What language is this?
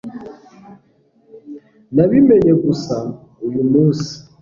Kinyarwanda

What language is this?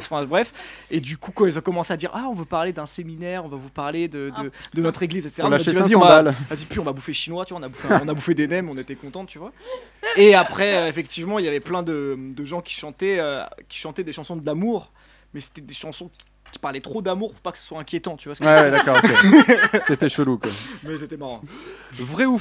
French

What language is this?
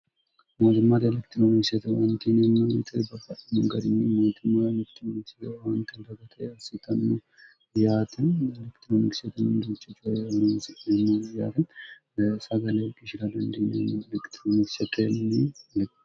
Sidamo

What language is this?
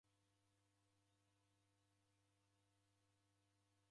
Taita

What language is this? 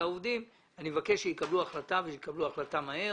Hebrew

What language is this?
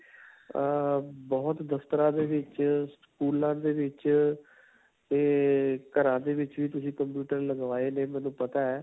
Punjabi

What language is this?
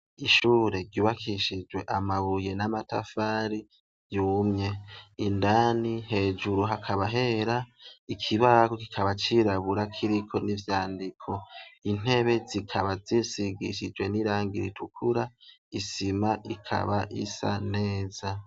Rundi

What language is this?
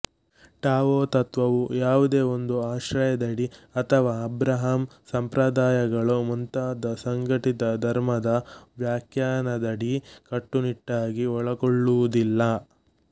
Kannada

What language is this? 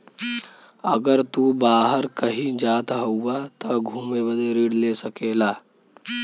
Bhojpuri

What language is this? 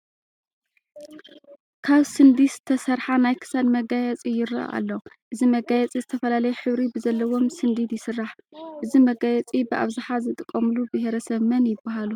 Tigrinya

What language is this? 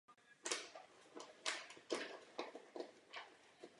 Czech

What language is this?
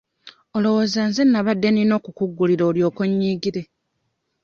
Ganda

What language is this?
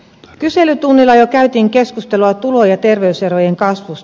Finnish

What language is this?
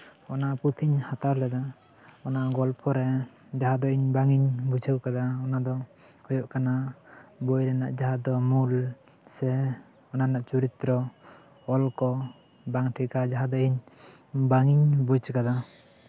Santali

